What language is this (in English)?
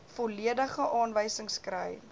Afrikaans